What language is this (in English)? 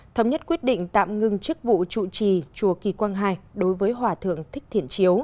Vietnamese